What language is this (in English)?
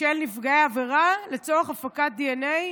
Hebrew